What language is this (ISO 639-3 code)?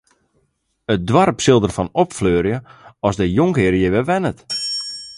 fry